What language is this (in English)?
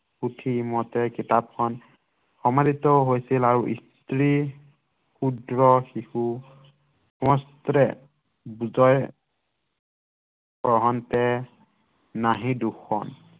Assamese